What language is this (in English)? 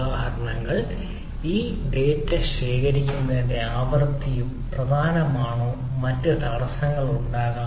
Malayalam